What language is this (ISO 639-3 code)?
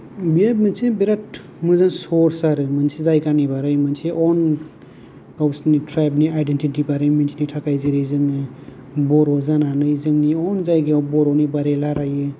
brx